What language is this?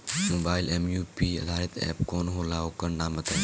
Bhojpuri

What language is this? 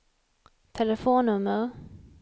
Swedish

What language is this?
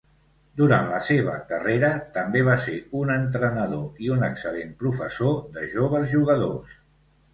Catalan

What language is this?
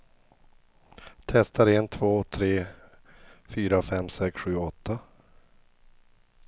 Swedish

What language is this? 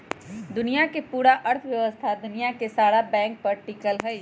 Magahi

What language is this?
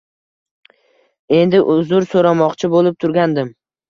Uzbek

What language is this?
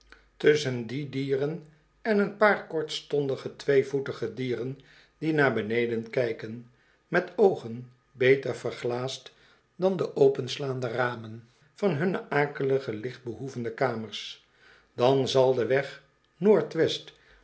Dutch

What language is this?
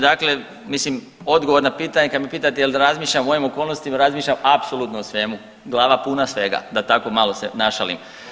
Croatian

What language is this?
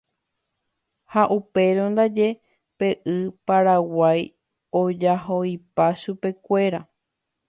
Guarani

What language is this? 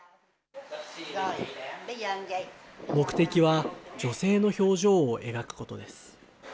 Japanese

